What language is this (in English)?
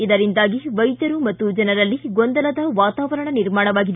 Kannada